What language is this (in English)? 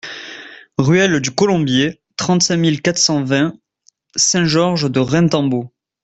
French